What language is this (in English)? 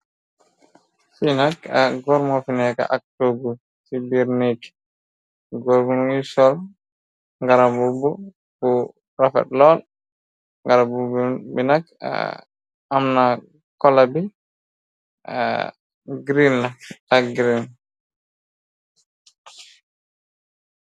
Wolof